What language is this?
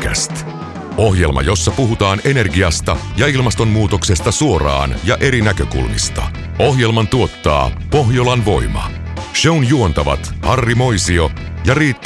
Finnish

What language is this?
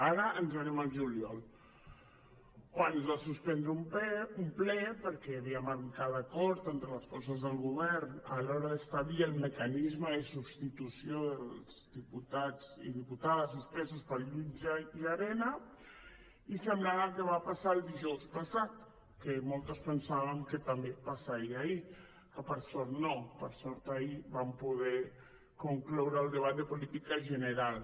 Catalan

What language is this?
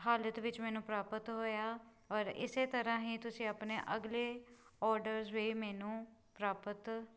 Punjabi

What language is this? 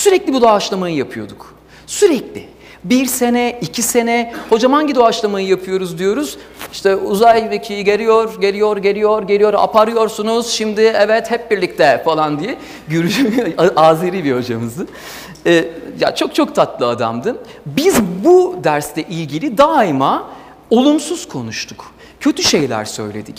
Turkish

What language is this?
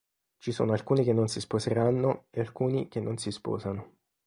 Italian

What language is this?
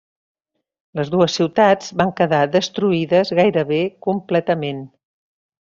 Catalan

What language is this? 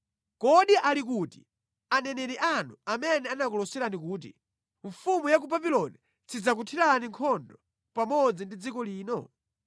Nyanja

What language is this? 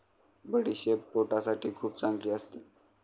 Marathi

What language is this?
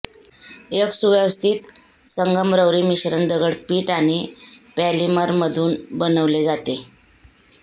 Marathi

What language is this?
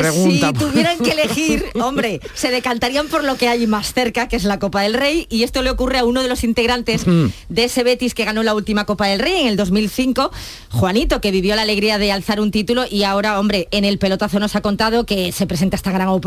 Spanish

